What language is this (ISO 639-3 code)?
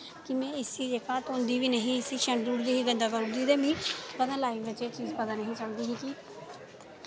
doi